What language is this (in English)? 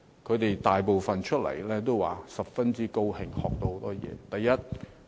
Cantonese